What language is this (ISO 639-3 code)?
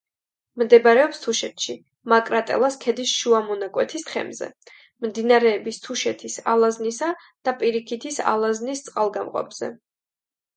kat